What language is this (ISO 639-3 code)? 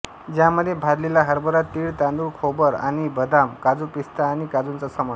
mar